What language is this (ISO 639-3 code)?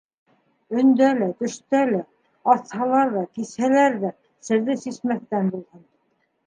bak